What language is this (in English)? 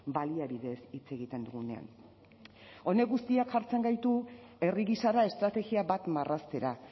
Basque